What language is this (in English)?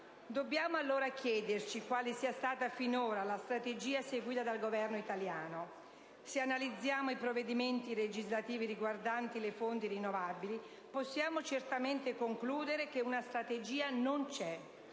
Italian